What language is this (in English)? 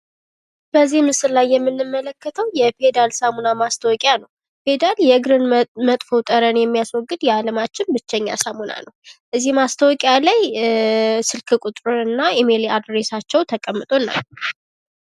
Amharic